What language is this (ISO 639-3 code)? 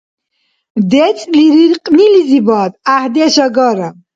dar